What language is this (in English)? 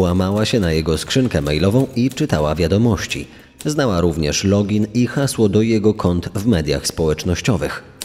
Polish